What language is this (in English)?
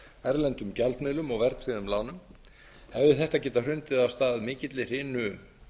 Icelandic